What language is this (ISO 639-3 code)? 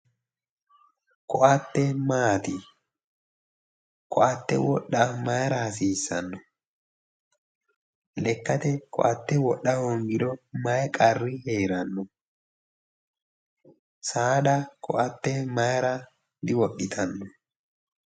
sid